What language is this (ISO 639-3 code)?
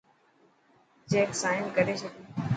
mki